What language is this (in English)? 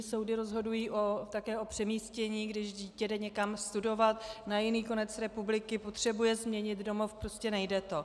Czech